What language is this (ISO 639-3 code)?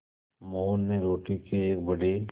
hin